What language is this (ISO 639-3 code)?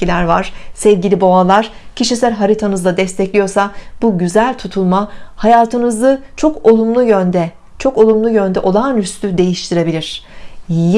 tur